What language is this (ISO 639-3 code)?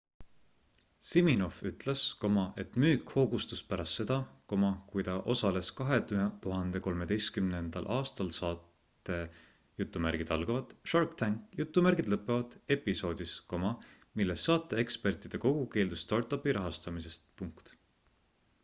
est